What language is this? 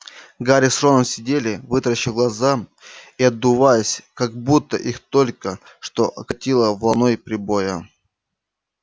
Russian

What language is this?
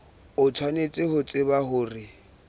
Southern Sotho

